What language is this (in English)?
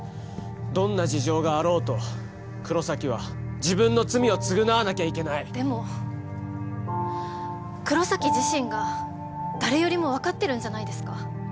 Japanese